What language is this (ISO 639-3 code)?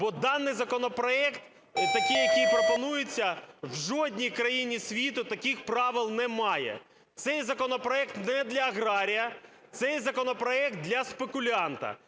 ukr